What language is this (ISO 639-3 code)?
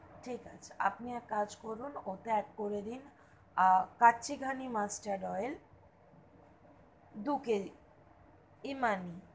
ben